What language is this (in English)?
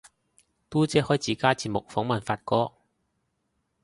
Cantonese